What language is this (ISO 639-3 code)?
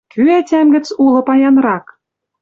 mrj